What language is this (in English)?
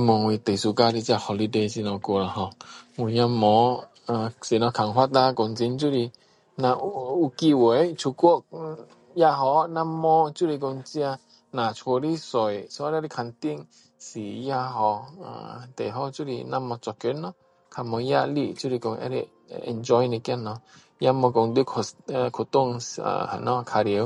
Min Dong Chinese